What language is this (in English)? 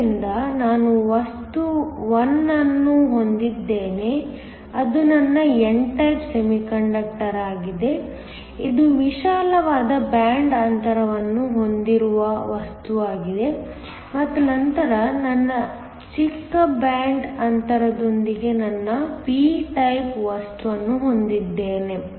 Kannada